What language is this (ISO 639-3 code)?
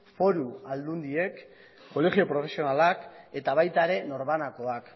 eus